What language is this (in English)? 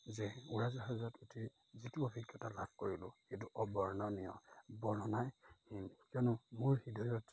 Assamese